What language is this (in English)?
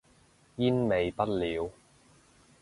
Cantonese